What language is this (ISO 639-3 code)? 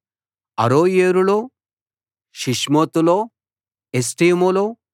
tel